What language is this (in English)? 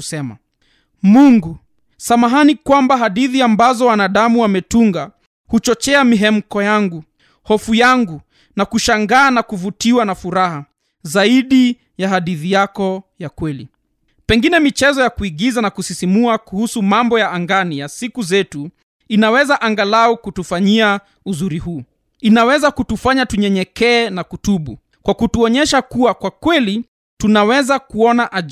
Swahili